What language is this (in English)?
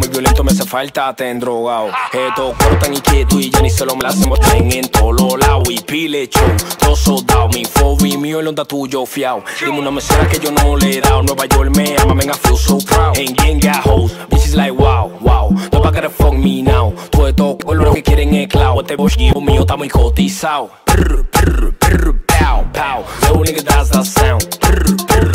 Spanish